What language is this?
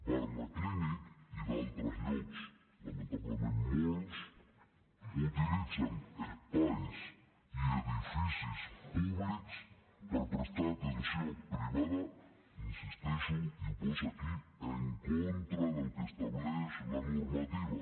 Catalan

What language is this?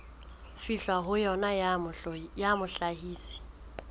Southern Sotho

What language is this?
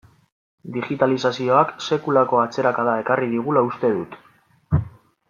Basque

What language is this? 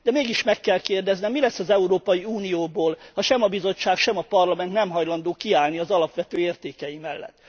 Hungarian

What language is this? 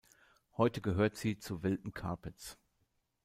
German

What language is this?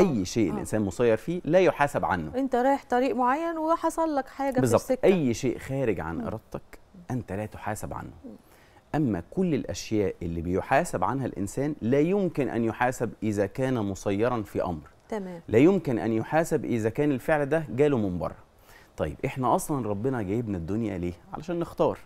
Arabic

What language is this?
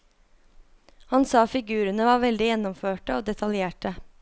Norwegian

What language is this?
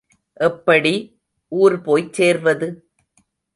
Tamil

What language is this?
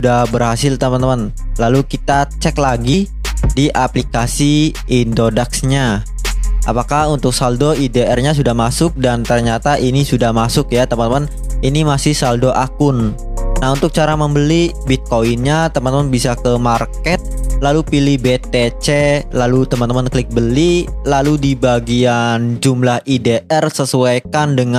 Indonesian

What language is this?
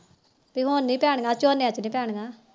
Punjabi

